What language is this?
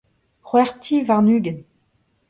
Breton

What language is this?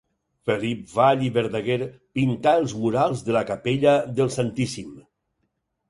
Catalan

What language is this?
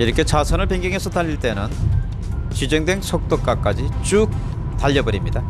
Korean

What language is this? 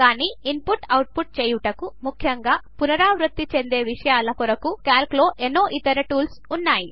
Telugu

